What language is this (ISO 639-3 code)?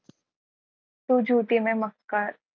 mar